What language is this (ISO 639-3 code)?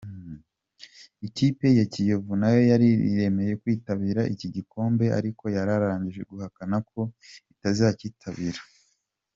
kin